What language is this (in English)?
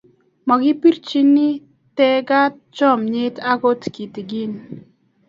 Kalenjin